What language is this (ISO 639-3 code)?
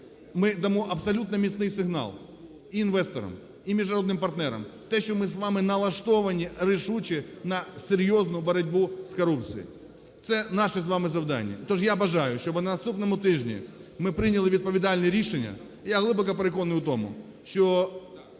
ukr